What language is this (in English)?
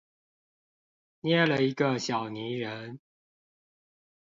Chinese